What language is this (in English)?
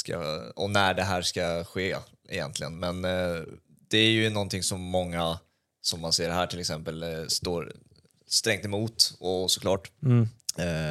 Swedish